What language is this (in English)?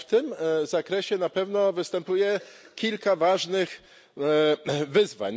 Polish